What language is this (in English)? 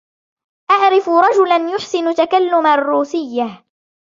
Arabic